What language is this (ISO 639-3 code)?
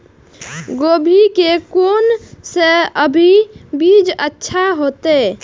mai